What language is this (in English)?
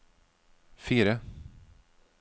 Norwegian